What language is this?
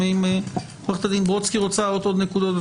Hebrew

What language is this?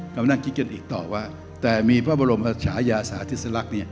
Thai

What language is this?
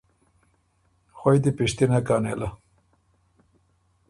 Ormuri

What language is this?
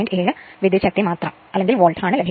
Malayalam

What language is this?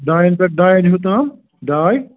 Kashmiri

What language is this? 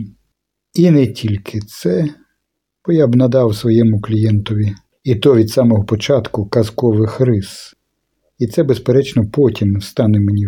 Ukrainian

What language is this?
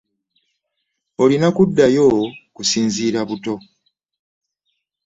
Ganda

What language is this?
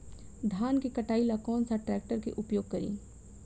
Bhojpuri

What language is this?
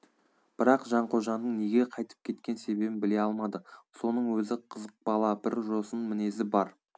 Kazakh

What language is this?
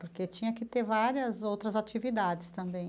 Portuguese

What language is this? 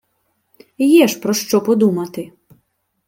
Ukrainian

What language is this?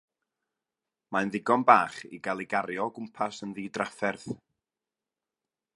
Welsh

